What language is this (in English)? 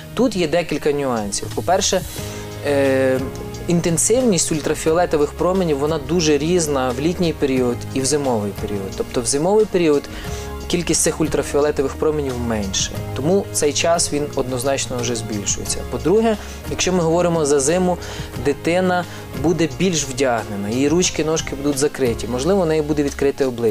Ukrainian